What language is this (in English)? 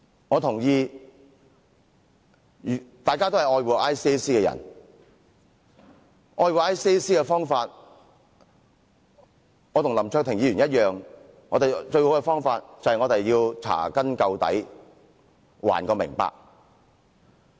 Cantonese